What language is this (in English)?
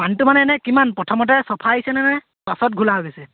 Assamese